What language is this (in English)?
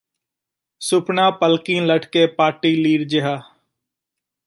Punjabi